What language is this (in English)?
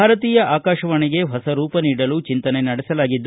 Kannada